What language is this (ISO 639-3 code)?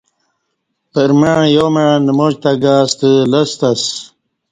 bsh